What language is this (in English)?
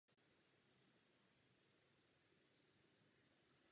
Czech